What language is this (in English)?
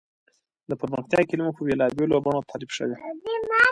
Pashto